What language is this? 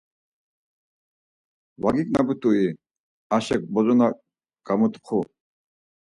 Laz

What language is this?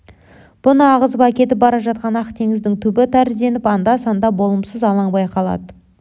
Kazakh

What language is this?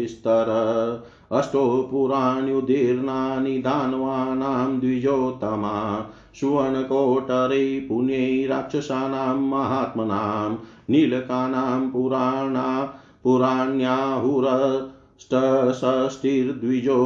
Hindi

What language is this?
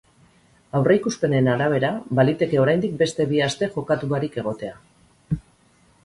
Basque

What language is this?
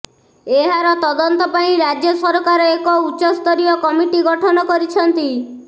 Odia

